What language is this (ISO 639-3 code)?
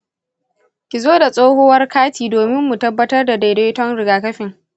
hau